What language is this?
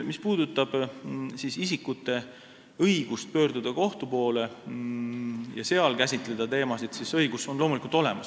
Estonian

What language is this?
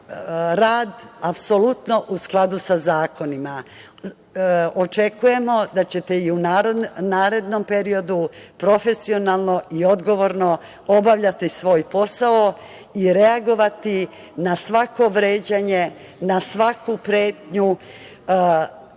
Serbian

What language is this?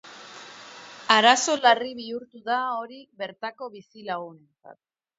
Basque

